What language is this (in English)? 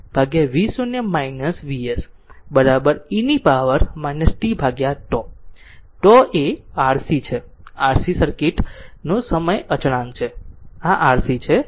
Gujarati